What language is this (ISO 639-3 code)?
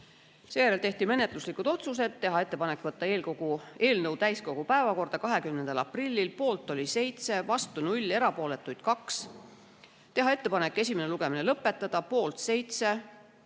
est